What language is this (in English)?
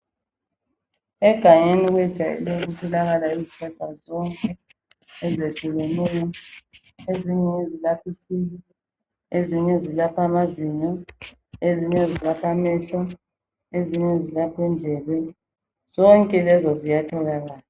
North Ndebele